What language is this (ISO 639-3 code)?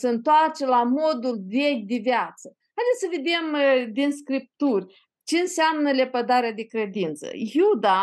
ron